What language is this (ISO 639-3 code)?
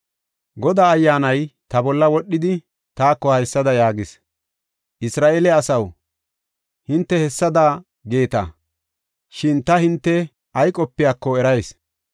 gof